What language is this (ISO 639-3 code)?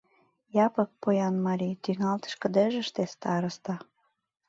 chm